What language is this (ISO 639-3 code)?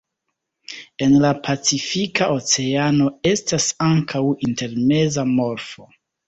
epo